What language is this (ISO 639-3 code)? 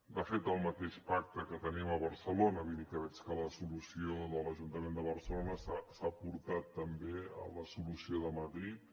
cat